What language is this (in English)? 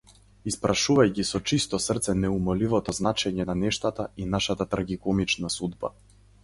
Macedonian